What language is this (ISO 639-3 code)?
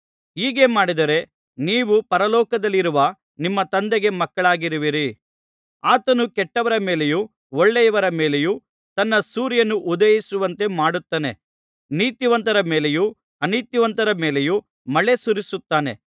kan